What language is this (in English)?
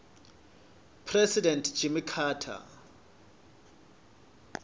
Swati